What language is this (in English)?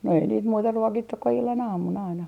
Finnish